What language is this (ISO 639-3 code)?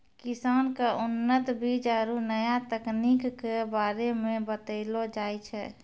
mai